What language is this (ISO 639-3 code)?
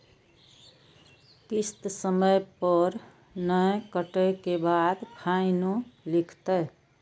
mai